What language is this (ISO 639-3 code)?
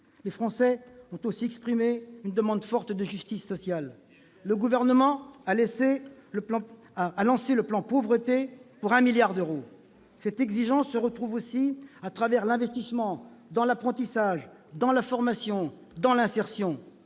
fra